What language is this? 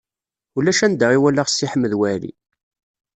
Kabyle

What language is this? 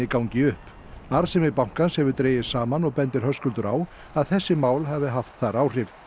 Icelandic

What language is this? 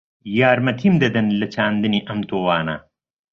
Central Kurdish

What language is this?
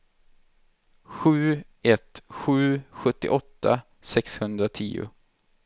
Swedish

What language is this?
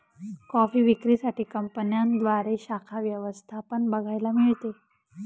Marathi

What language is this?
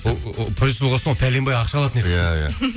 Kazakh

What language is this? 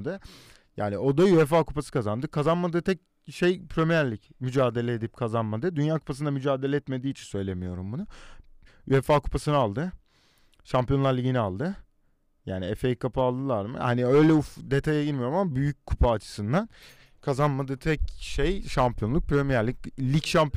Turkish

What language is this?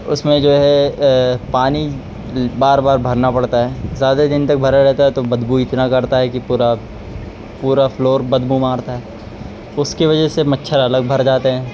Urdu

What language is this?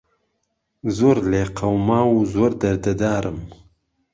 Central Kurdish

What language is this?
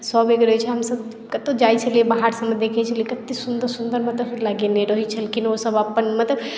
Maithili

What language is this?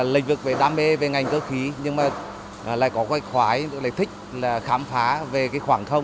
Vietnamese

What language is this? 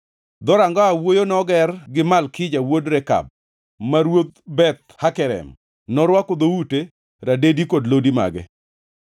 Luo (Kenya and Tanzania)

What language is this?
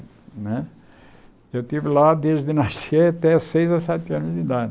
Portuguese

